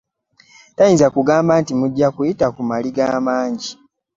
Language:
Ganda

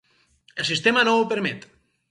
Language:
Catalan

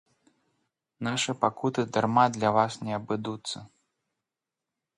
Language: Belarusian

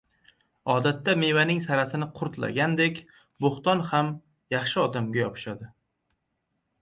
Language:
Uzbek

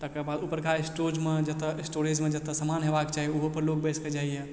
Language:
Maithili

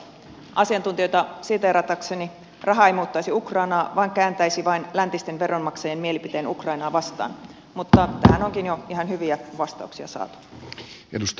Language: Finnish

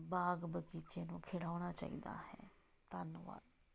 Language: Punjabi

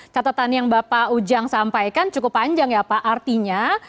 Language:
Indonesian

